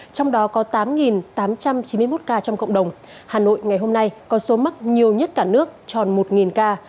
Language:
Vietnamese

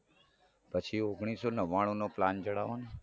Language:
Gujarati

